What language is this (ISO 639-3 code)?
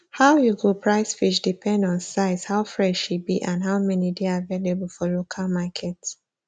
pcm